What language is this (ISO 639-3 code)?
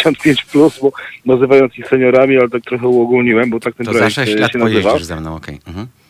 pol